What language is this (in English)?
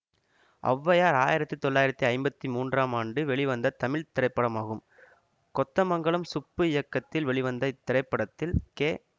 Tamil